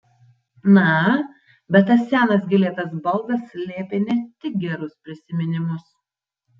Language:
Lithuanian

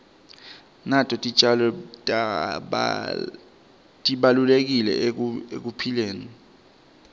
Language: Swati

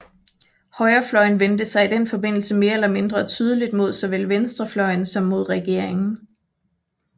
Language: Danish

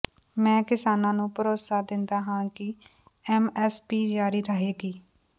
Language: Punjabi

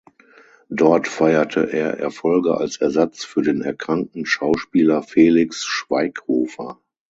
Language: German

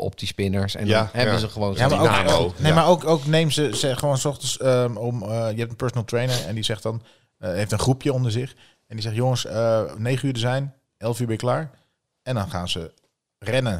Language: Dutch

